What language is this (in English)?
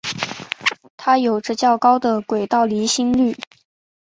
Chinese